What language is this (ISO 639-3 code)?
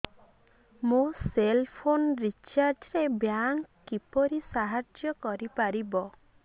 ori